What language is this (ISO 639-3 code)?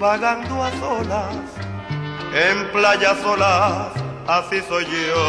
spa